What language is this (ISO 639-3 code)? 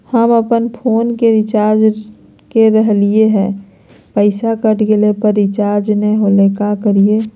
mag